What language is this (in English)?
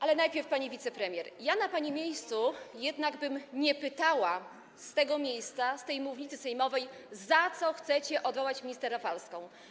Polish